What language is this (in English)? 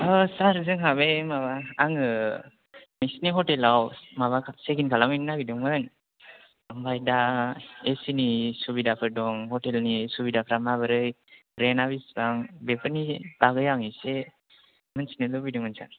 Bodo